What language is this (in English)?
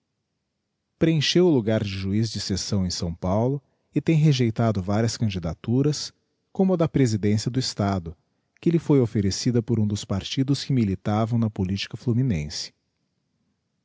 Portuguese